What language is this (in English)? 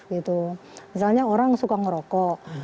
Indonesian